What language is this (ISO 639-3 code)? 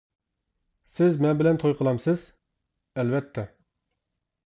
uig